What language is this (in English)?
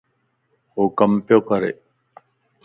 Lasi